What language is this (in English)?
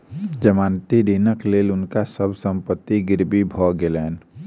Maithili